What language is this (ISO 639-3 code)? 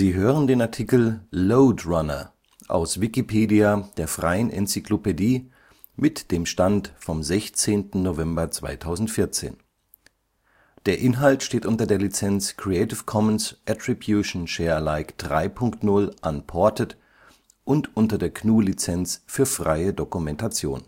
deu